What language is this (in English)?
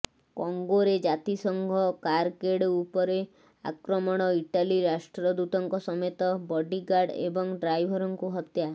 Odia